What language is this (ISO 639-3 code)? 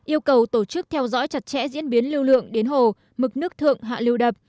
vie